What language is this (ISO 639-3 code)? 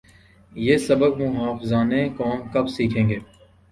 urd